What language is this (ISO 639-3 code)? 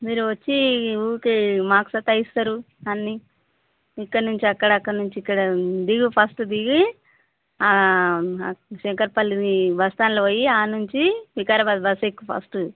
tel